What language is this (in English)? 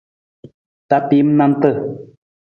Nawdm